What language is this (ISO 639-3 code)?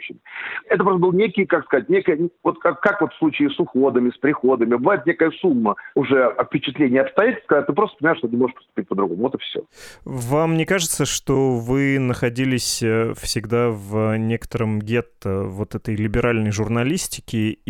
rus